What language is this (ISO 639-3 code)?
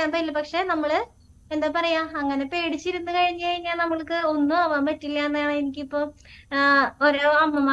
mal